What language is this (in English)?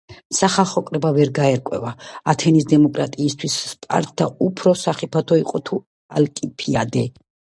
Georgian